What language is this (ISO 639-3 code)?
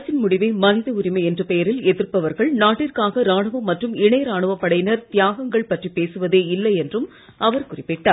tam